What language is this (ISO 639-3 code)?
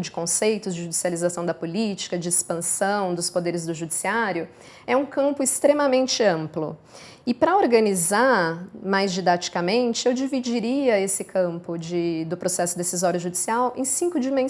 por